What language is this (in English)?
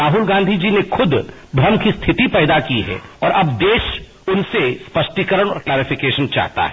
Hindi